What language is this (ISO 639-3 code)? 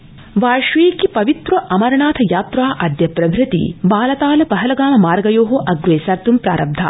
san